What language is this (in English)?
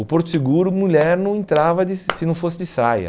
Portuguese